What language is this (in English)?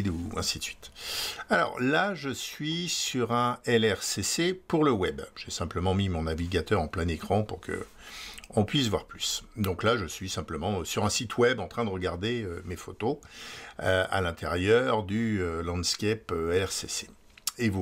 French